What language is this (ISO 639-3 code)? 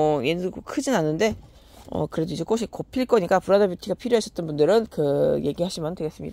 kor